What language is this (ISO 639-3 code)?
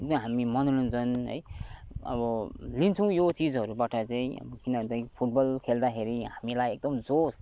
nep